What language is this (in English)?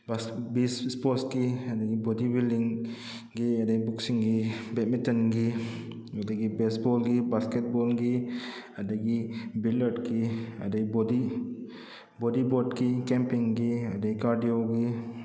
Manipuri